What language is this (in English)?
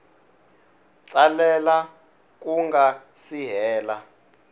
Tsonga